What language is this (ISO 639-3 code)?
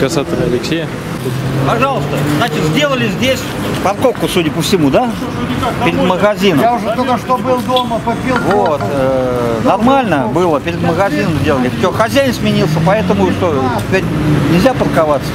rus